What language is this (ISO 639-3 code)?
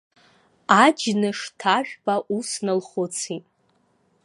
abk